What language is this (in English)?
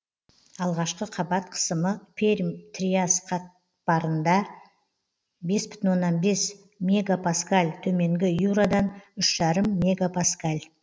Kazakh